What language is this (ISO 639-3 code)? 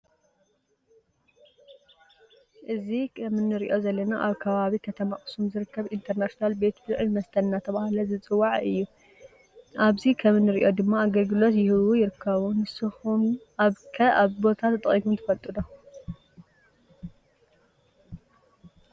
tir